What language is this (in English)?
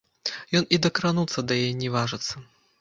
Belarusian